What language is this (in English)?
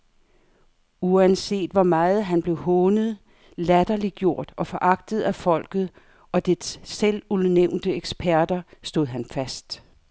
Danish